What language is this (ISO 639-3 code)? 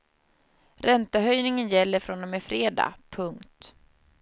swe